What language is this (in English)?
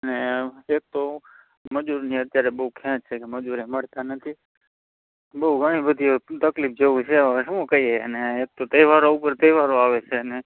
Gujarati